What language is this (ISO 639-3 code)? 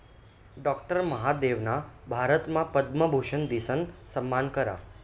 mar